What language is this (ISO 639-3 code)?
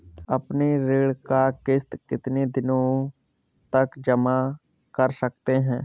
hin